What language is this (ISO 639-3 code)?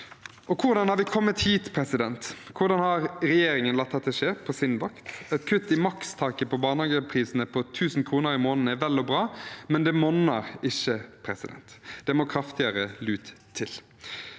nor